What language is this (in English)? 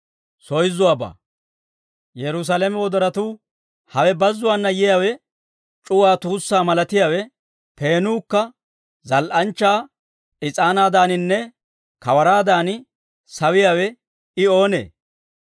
Dawro